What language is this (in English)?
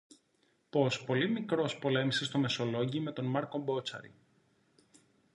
Greek